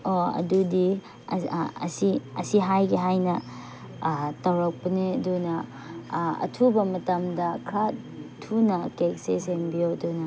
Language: Manipuri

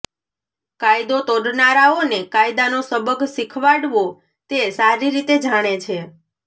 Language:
Gujarati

